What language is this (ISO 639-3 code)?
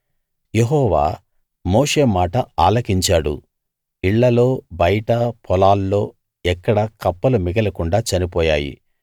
tel